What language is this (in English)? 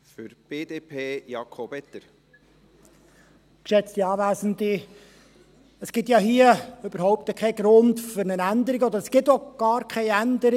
Swiss German